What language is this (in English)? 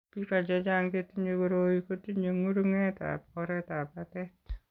Kalenjin